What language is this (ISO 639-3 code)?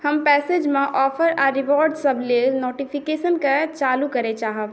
mai